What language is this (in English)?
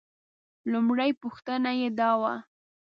Pashto